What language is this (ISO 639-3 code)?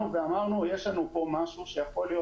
heb